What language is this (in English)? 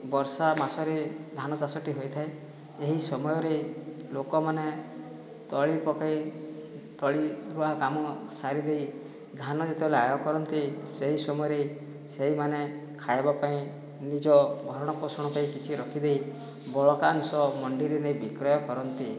Odia